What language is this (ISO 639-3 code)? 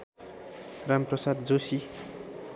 nep